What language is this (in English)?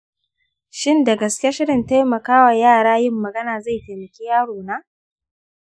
Hausa